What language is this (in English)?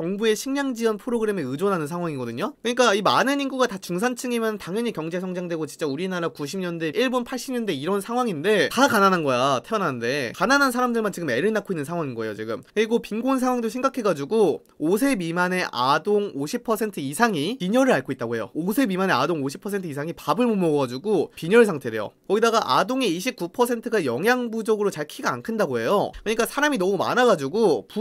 Korean